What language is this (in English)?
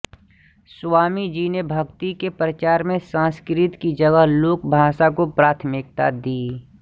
Hindi